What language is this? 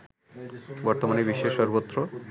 Bangla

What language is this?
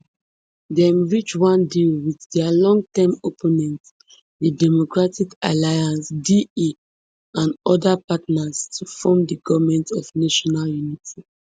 Nigerian Pidgin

